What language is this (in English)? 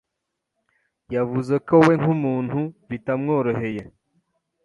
Kinyarwanda